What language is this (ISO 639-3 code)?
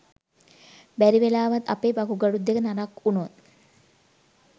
sin